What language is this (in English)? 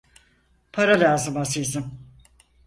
Turkish